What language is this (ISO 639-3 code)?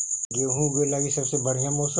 mag